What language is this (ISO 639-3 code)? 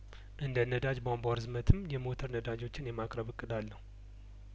amh